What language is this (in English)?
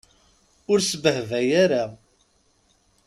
Kabyle